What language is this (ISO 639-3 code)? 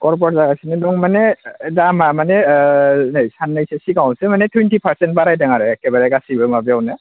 brx